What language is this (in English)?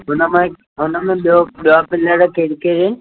Sindhi